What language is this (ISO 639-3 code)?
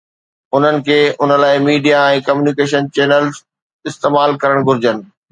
snd